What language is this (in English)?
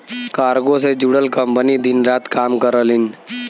Bhojpuri